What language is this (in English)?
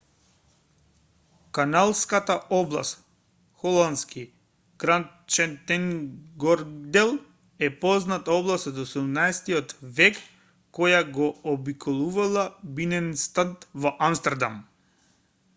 Macedonian